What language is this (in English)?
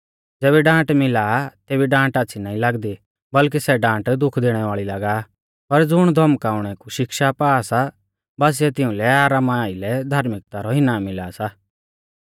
Mahasu Pahari